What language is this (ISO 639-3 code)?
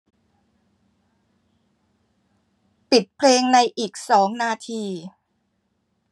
tha